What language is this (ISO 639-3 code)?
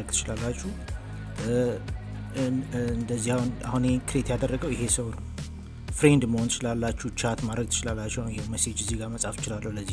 ara